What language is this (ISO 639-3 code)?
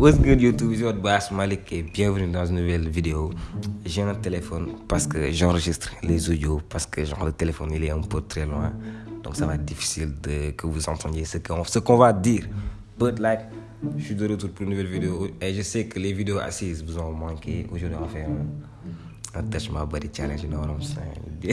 fra